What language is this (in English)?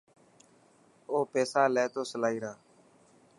Dhatki